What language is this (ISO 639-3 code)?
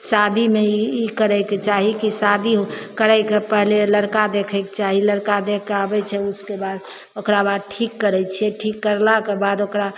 mai